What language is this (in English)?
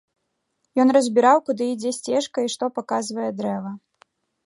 Belarusian